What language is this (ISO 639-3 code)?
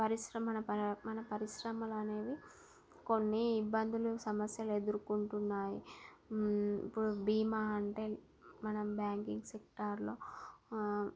tel